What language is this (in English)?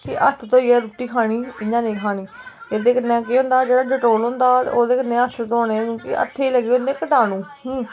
Dogri